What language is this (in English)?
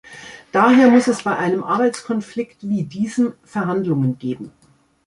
German